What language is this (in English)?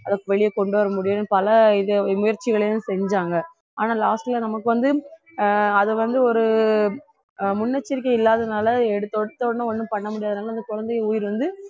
Tamil